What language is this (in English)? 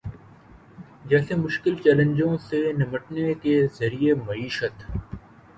Urdu